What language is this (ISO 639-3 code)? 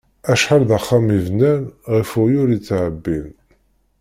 kab